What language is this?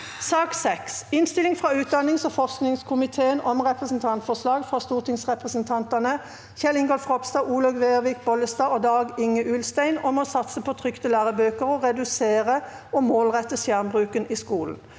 Norwegian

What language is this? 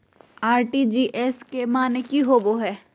Magahi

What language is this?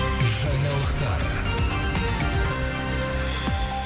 Kazakh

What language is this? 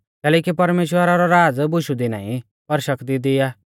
Mahasu Pahari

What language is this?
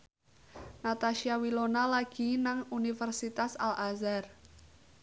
Javanese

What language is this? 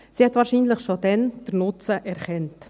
Swiss German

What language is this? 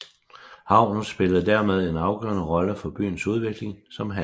Danish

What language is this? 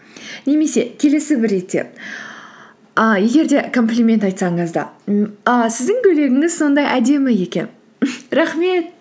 Kazakh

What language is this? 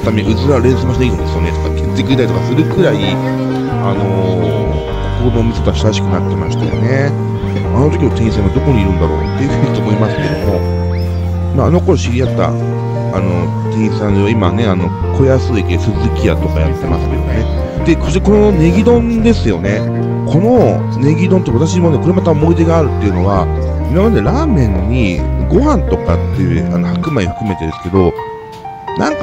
Japanese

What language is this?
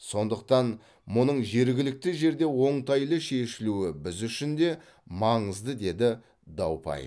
Kazakh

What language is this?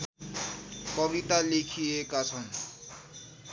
Nepali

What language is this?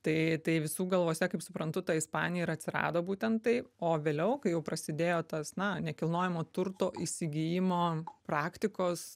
Lithuanian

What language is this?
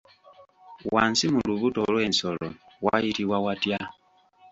Ganda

